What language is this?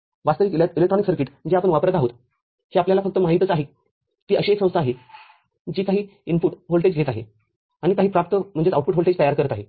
Marathi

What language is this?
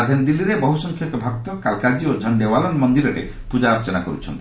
Odia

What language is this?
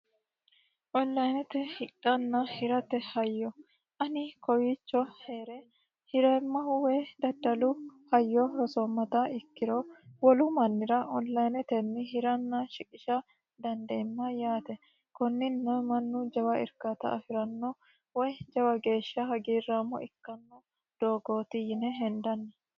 Sidamo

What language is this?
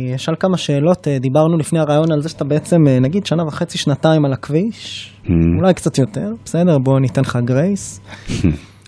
Hebrew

